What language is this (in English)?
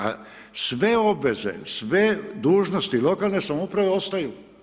Croatian